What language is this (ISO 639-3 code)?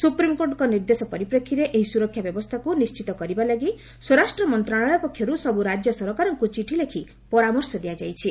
ori